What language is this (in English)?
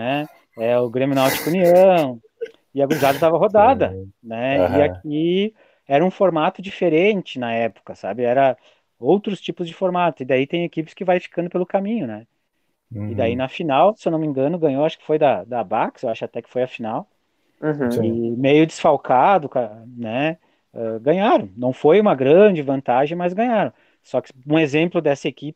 Portuguese